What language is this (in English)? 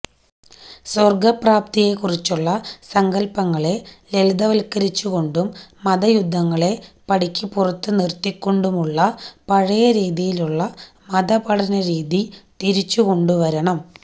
Malayalam